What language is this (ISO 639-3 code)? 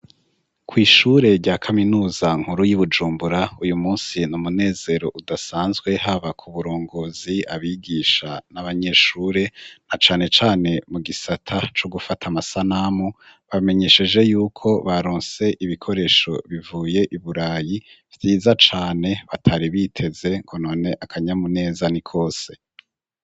run